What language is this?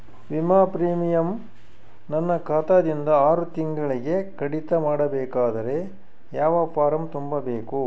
Kannada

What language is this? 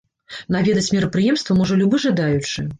Belarusian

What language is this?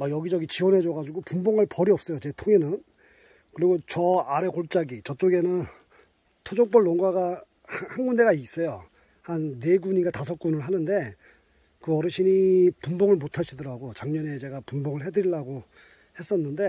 Korean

